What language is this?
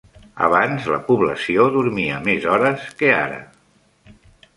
Catalan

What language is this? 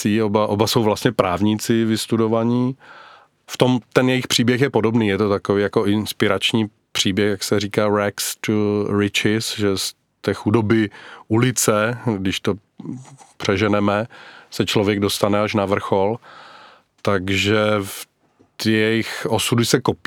Czech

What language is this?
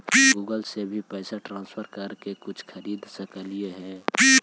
Magahi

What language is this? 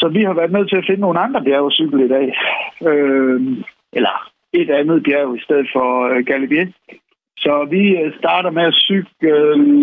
Danish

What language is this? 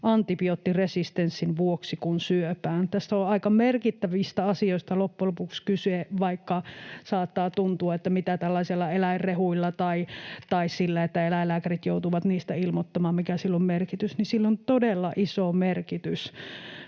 Finnish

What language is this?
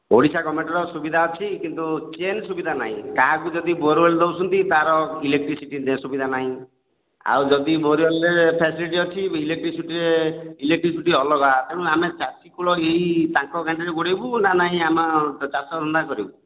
Odia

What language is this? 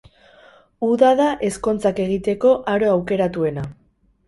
Basque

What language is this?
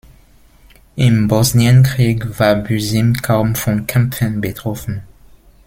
German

